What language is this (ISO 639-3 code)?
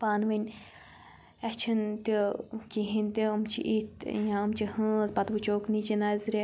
kas